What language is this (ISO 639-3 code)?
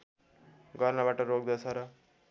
nep